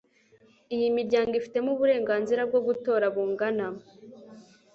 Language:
Kinyarwanda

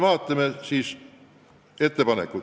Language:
Estonian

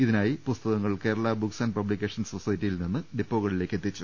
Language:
Malayalam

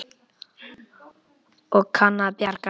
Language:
Icelandic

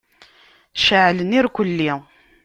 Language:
Kabyle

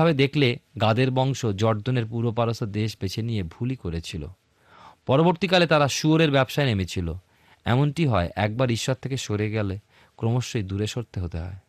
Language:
Bangla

